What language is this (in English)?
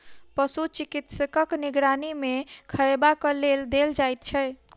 Maithili